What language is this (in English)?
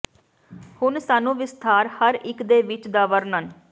Punjabi